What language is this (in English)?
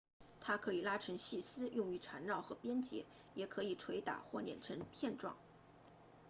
Chinese